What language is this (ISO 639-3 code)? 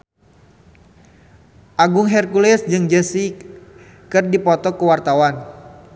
sun